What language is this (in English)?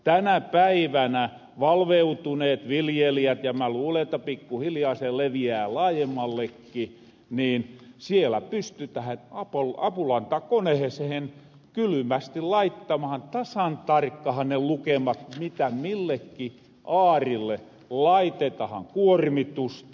Finnish